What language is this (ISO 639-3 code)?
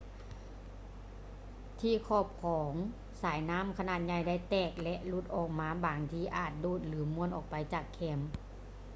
lao